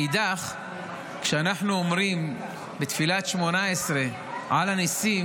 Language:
Hebrew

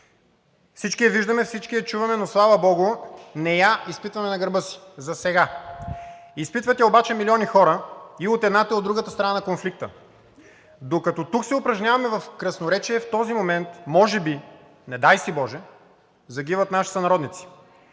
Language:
Bulgarian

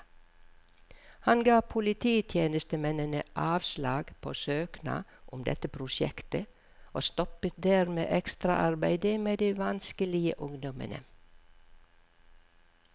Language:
Norwegian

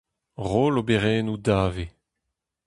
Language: Breton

